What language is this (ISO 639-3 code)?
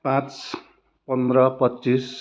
nep